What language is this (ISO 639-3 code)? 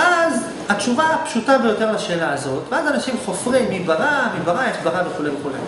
heb